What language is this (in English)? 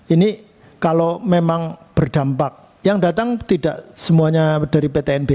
Indonesian